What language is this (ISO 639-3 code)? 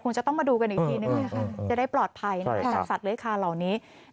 tha